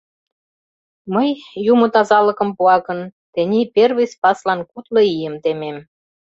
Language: Mari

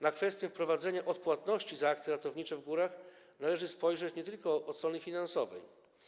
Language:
Polish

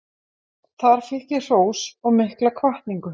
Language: Icelandic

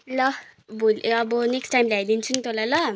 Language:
Nepali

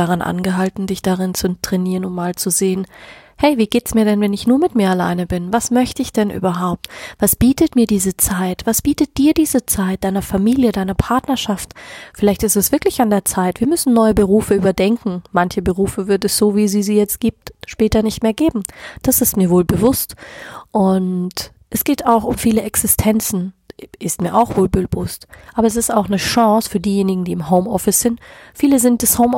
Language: German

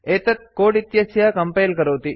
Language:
Sanskrit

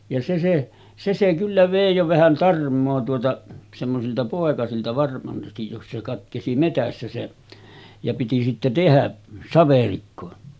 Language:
Finnish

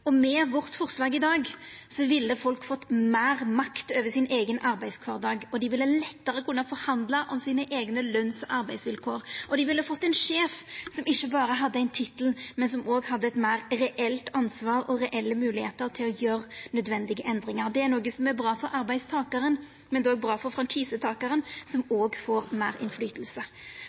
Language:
Norwegian Nynorsk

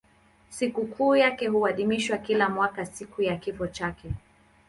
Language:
Swahili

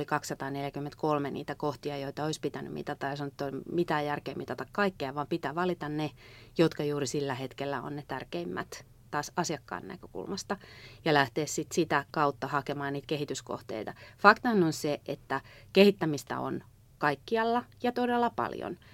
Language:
Finnish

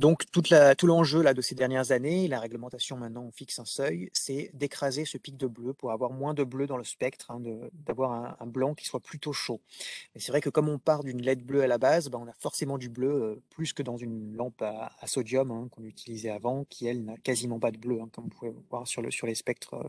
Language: French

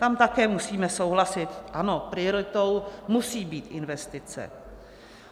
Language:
Czech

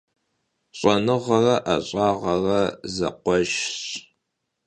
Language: Kabardian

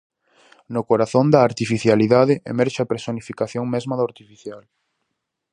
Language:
Galician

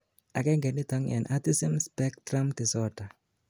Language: Kalenjin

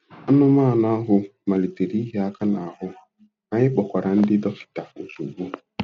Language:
Igbo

